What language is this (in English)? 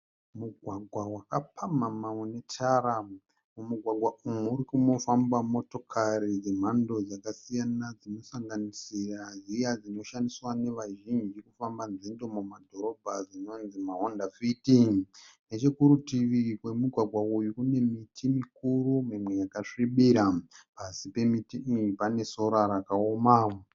Shona